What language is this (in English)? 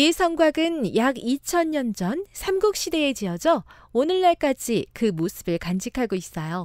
Korean